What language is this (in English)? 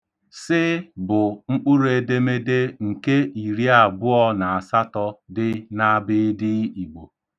Igbo